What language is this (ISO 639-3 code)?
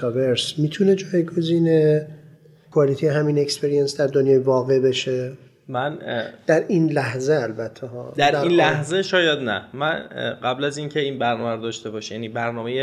fas